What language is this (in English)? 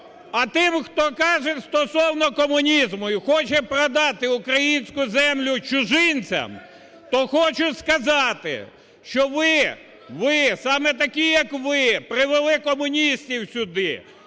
Ukrainian